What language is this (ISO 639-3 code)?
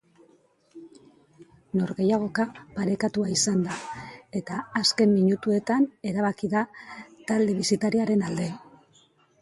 eus